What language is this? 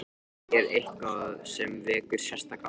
Icelandic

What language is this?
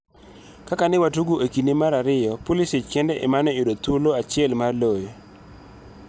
Luo (Kenya and Tanzania)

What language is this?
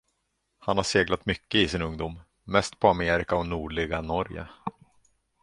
Swedish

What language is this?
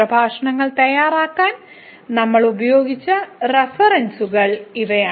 Malayalam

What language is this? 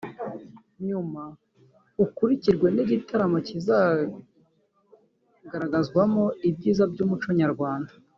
Kinyarwanda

